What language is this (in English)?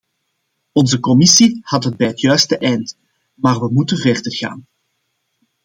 Dutch